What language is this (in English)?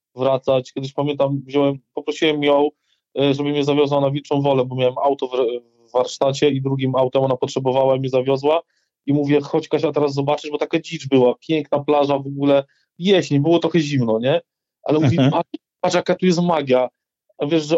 Polish